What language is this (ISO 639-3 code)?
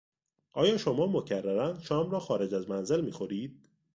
fas